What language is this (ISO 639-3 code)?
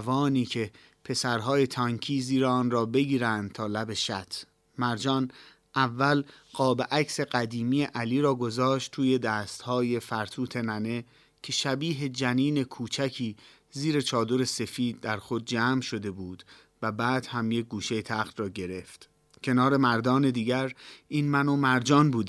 fas